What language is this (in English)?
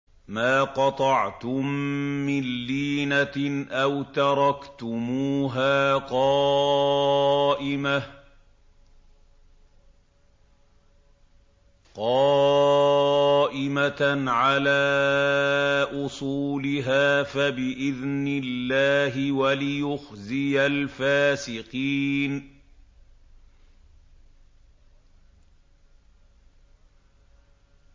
Arabic